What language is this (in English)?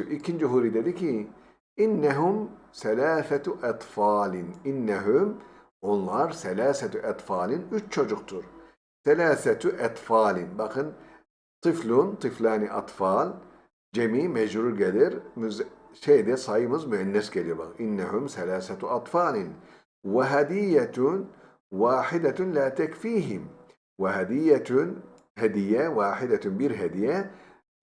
Turkish